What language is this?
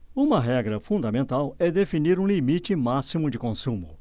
Portuguese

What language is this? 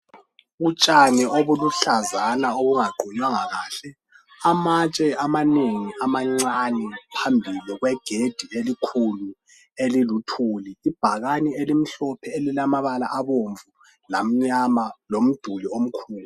North Ndebele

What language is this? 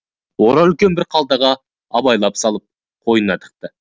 Kazakh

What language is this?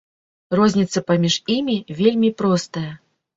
Belarusian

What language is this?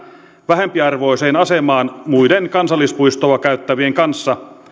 Finnish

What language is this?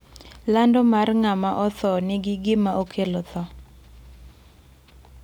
Luo (Kenya and Tanzania)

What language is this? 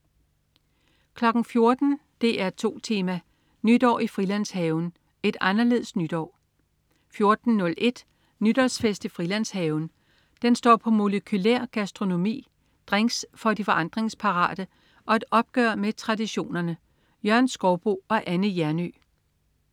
Danish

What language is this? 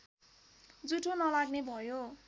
Nepali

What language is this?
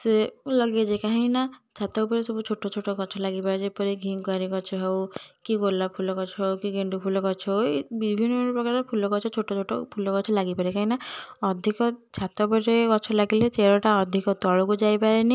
Odia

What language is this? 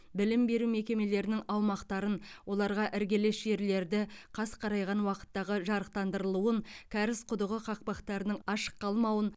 Kazakh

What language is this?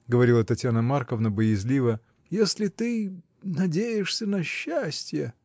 Russian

